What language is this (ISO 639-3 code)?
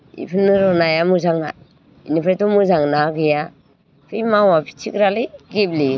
brx